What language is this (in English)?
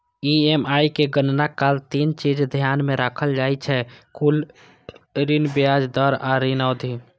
Maithili